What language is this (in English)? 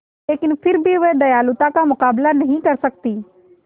Hindi